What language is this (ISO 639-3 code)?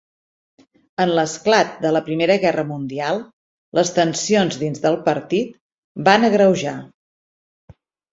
cat